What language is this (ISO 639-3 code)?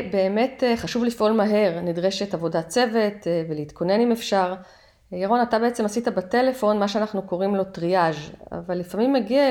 heb